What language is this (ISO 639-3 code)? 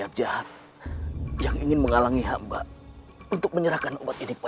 ind